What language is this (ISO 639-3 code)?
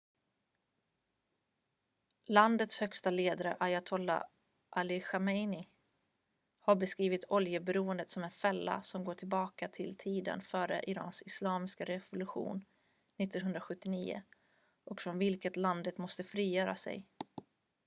swe